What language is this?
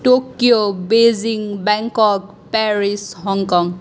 Nepali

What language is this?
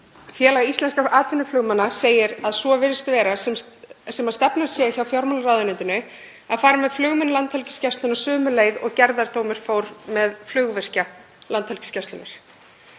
Icelandic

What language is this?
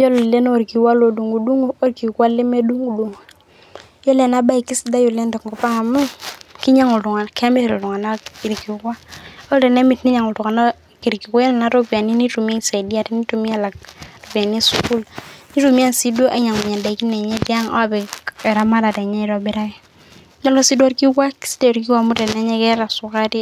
Masai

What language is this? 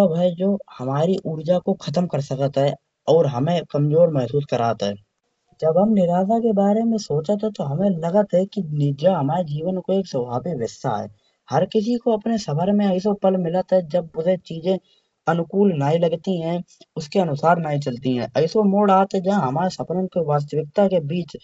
Kanauji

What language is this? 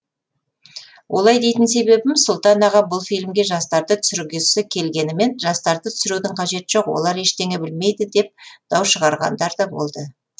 Kazakh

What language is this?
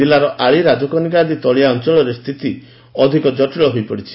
Odia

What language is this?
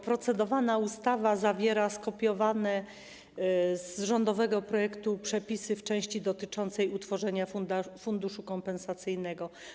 Polish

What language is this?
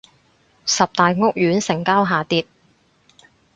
Cantonese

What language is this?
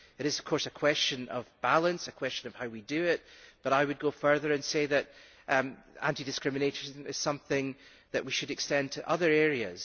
English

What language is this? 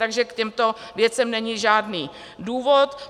Czech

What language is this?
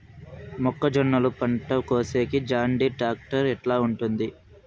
Telugu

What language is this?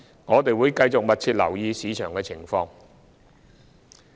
Cantonese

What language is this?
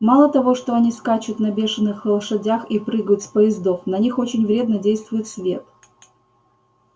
Russian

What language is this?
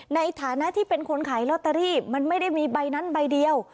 Thai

